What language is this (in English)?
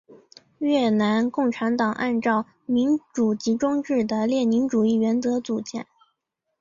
Chinese